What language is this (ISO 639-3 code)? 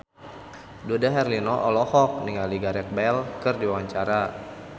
sun